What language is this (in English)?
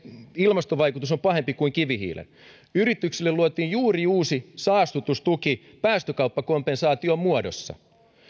Finnish